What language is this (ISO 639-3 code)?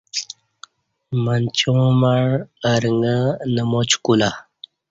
bsh